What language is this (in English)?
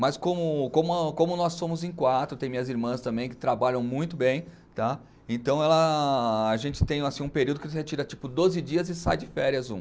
Portuguese